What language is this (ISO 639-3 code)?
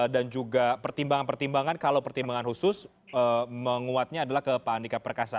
ind